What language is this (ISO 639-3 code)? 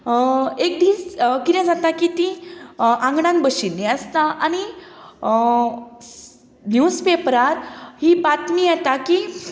kok